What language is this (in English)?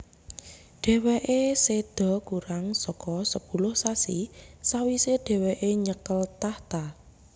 Javanese